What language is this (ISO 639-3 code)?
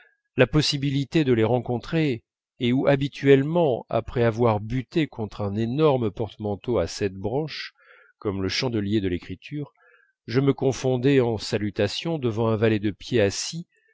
fra